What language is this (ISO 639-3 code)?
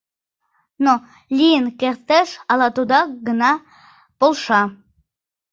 chm